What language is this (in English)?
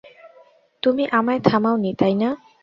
Bangla